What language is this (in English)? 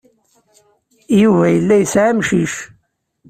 Kabyle